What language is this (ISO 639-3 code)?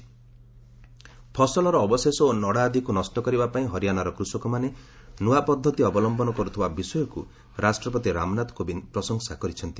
ori